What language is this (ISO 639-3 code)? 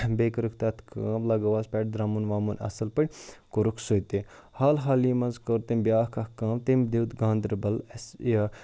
kas